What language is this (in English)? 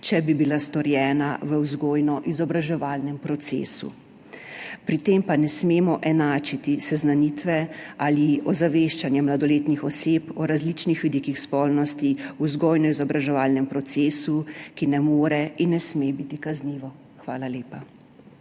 Slovenian